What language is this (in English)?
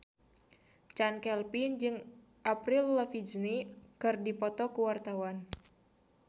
Sundanese